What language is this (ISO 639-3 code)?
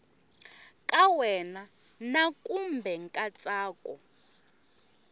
tso